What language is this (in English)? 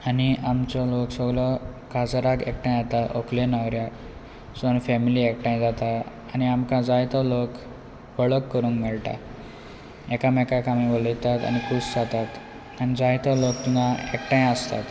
Konkani